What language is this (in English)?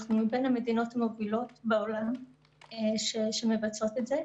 Hebrew